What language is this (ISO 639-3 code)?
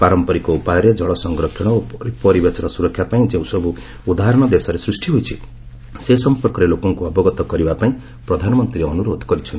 ori